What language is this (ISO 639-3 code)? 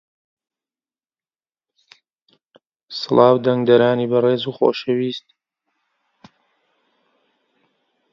ckb